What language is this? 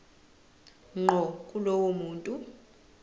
Zulu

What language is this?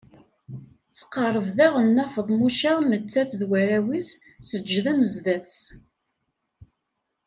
Kabyle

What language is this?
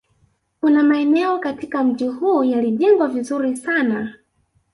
Swahili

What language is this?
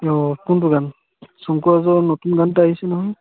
Assamese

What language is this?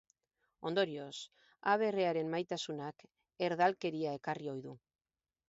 Basque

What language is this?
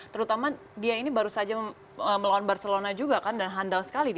Indonesian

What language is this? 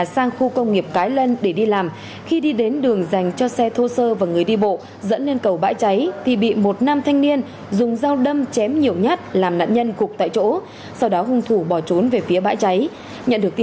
Vietnamese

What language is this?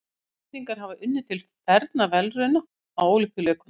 Icelandic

